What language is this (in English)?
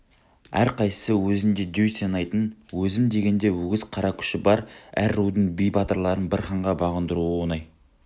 Kazakh